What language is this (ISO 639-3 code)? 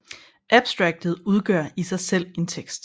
dan